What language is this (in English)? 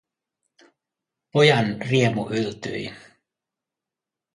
Finnish